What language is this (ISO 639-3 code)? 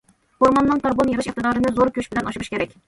uig